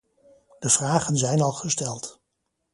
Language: Dutch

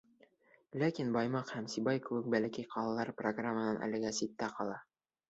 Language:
Bashkir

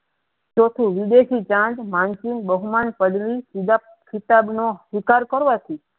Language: Gujarati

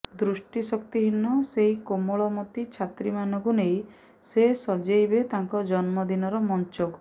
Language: Odia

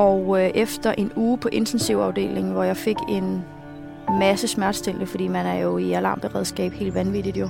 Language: Danish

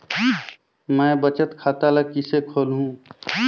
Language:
Chhattisgarhi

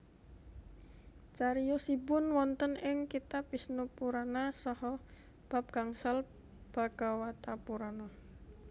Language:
Javanese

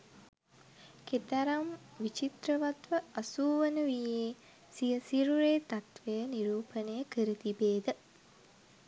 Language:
Sinhala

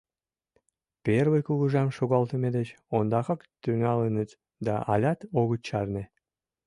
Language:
Mari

